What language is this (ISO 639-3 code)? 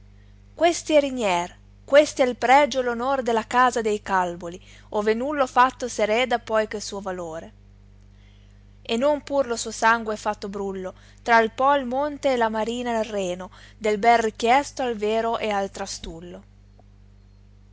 ita